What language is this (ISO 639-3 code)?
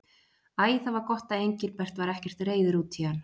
isl